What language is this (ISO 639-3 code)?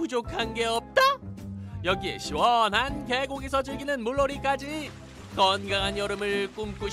kor